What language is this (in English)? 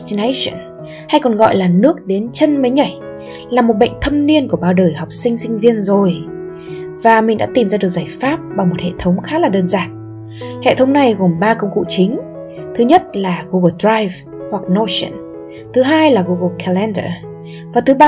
Vietnamese